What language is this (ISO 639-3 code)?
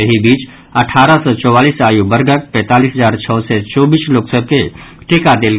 mai